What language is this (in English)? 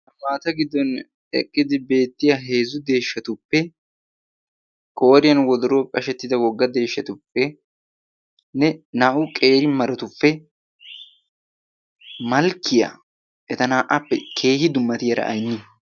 Wolaytta